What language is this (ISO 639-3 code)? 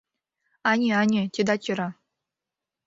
chm